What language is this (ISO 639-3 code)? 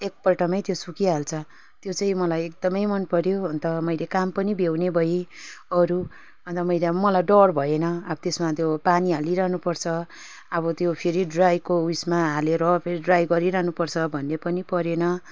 nep